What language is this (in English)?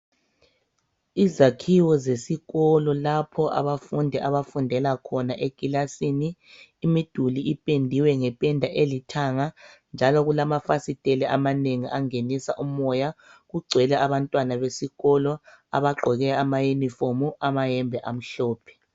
North Ndebele